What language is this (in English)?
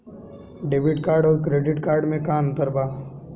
Bhojpuri